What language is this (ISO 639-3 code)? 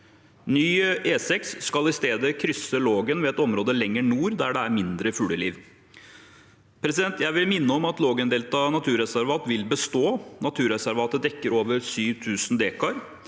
nor